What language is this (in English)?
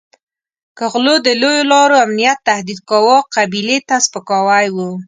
Pashto